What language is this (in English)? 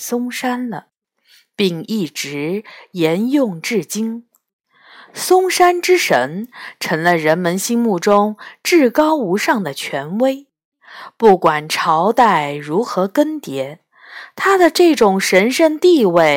Chinese